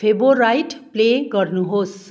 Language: Nepali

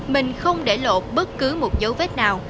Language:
Vietnamese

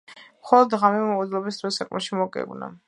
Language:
Georgian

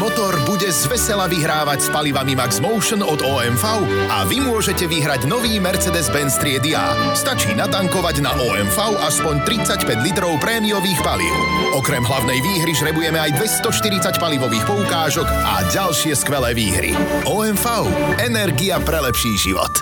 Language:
Slovak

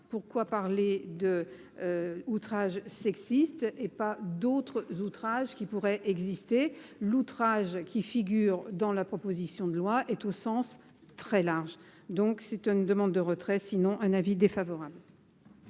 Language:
French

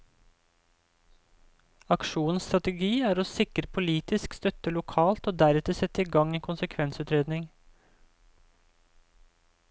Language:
Norwegian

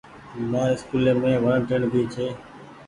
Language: Goaria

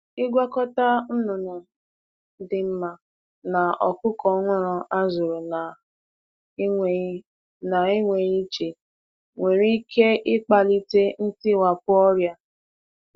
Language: Igbo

